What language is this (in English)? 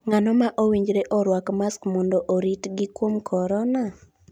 Luo (Kenya and Tanzania)